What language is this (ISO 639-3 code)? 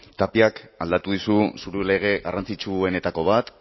eus